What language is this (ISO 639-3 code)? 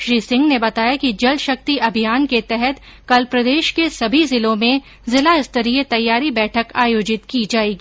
hin